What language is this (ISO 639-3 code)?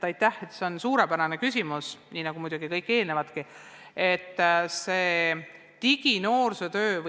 est